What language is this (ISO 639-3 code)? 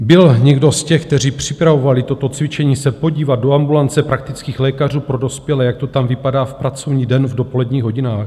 ces